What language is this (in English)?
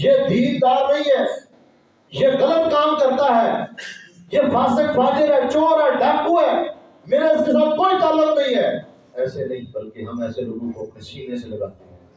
Urdu